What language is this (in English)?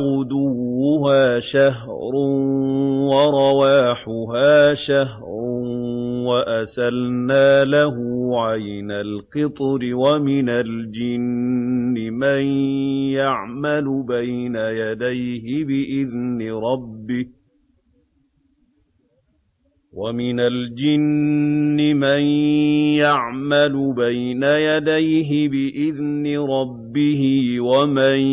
Arabic